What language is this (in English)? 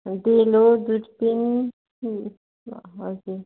Nepali